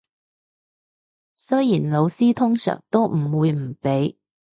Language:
Cantonese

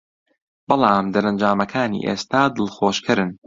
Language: Central Kurdish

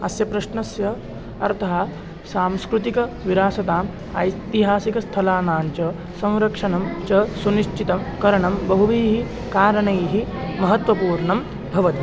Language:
Sanskrit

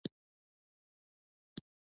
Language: Pashto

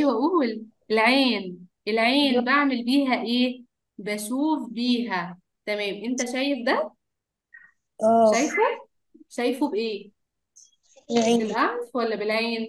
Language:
Arabic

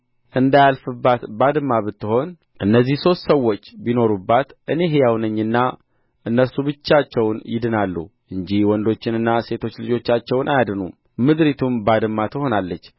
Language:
Amharic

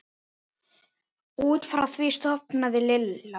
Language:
Icelandic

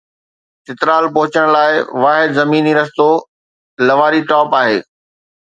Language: Sindhi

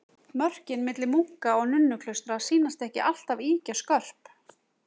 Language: Icelandic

